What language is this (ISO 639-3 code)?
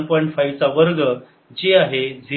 mar